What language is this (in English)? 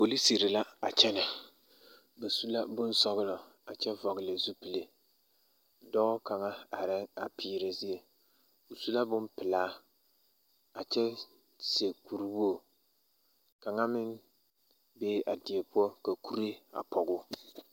Southern Dagaare